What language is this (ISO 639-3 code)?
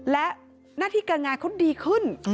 tha